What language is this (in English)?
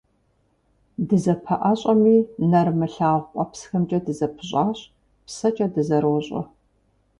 Kabardian